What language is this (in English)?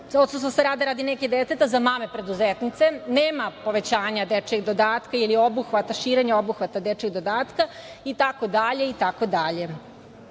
Serbian